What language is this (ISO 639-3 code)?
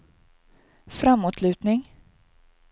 swe